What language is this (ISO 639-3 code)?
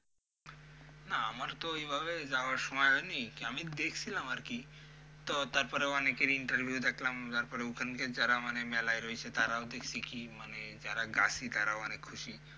ben